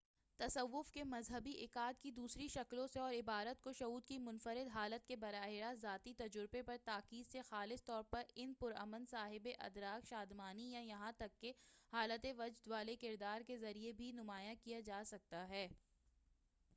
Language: Urdu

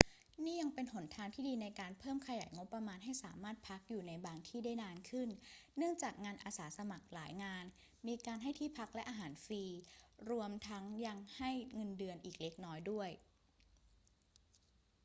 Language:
Thai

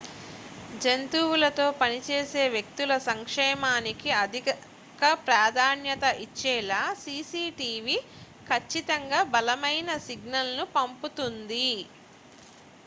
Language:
Telugu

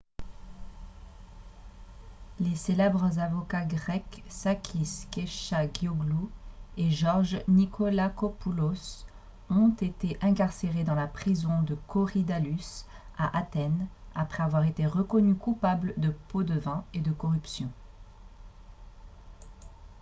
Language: French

